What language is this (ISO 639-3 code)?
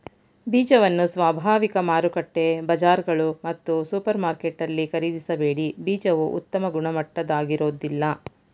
kan